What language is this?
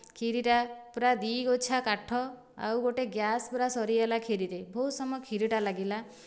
Odia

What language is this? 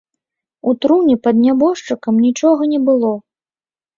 Belarusian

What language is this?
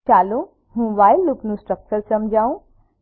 Gujarati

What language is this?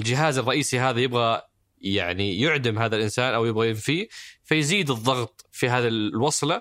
Arabic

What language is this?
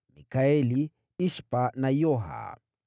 Swahili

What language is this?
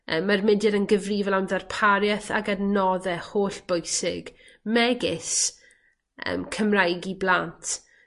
Welsh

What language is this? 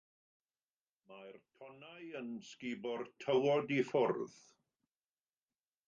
Welsh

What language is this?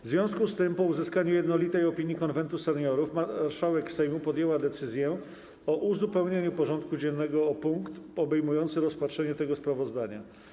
Polish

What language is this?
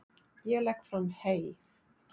Icelandic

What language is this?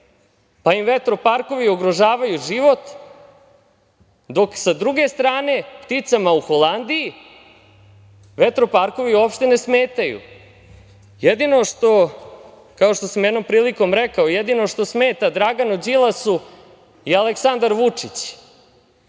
Serbian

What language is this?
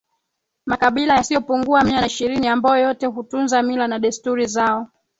Swahili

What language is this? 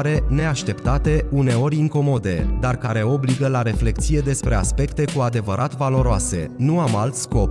Romanian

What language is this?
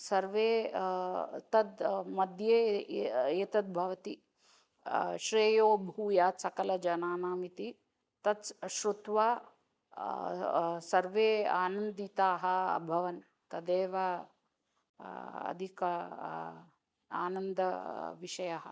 Sanskrit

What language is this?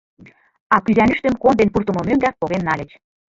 Mari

